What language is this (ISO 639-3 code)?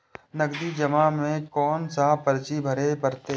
mai